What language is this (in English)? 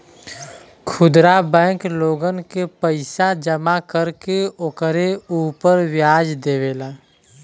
Bhojpuri